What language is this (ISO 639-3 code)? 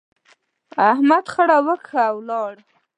pus